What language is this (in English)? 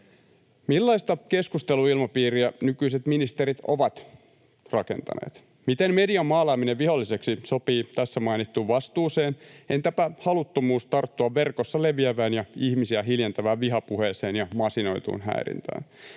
Finnish